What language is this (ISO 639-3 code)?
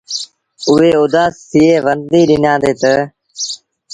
sbn